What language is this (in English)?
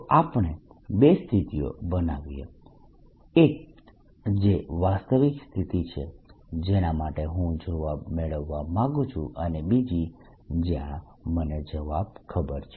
Gujarati